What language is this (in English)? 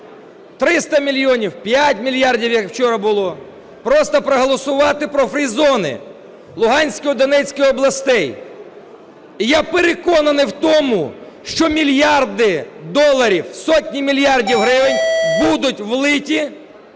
Ukrainian